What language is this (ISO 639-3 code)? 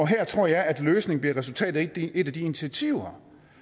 dan